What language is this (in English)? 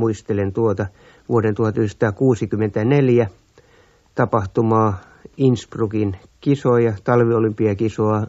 Finnish